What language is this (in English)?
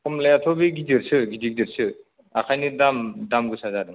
Bodo